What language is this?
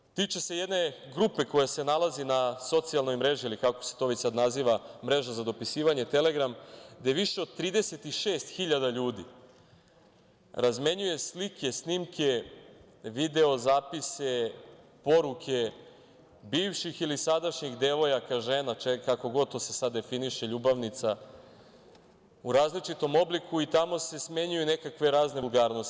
Serbian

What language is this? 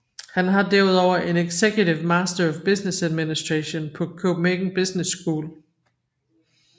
Danish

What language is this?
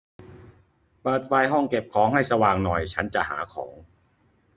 Thai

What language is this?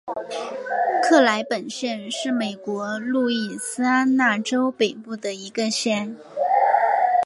Chinese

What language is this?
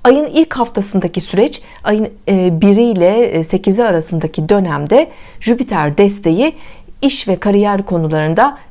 Turkish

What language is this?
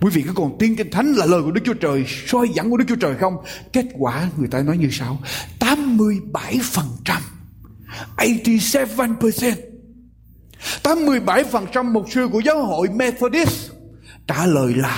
Vietnamese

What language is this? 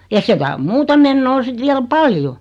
Finnish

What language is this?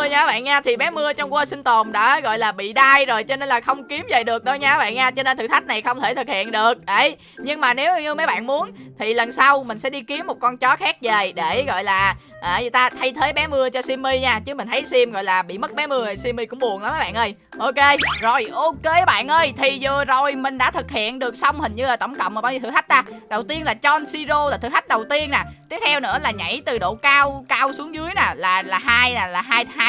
Vietnamese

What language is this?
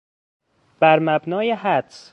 Persian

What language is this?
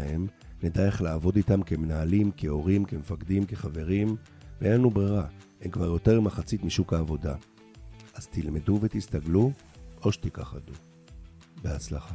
Hebrew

